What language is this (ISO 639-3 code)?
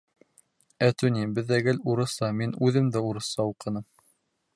bak